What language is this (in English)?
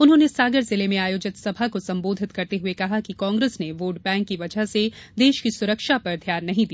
Hindi